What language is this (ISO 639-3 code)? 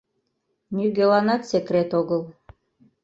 chm